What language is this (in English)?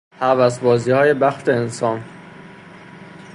Persian